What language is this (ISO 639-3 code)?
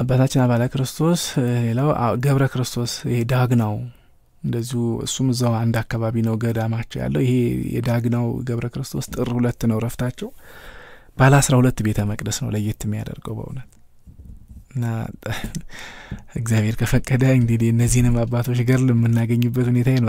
ara